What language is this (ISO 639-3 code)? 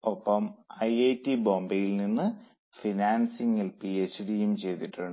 mal